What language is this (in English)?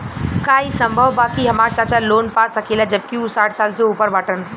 Bhojpuri